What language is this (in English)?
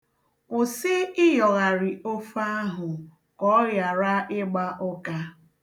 Igbo